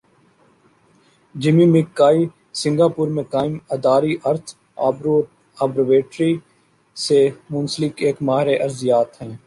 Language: Urdu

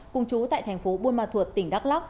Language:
Vietnamese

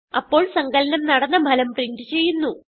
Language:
Malayalam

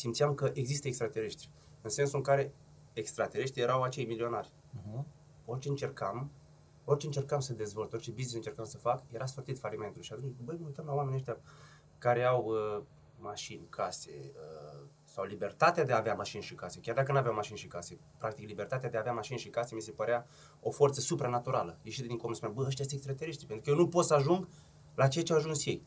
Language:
Romanian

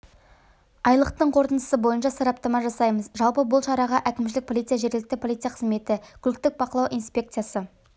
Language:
Kazakh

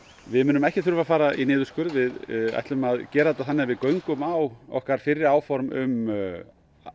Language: Icelandic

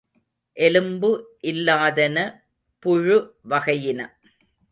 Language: Tamil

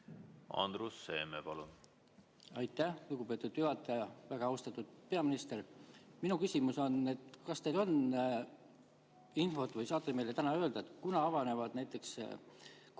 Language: Estonian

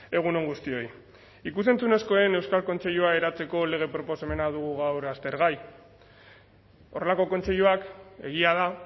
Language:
Basque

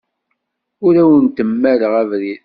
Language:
Kabyle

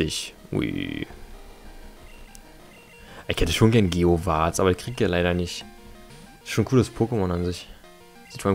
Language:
German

